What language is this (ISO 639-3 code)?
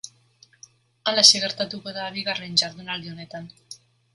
eus